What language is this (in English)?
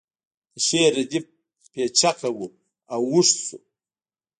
Pashto